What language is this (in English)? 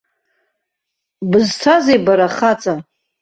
Abkhazian